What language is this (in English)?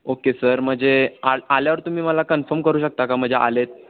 Marathi